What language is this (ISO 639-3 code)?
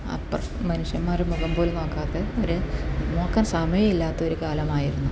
mal